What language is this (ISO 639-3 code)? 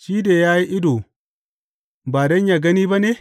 hau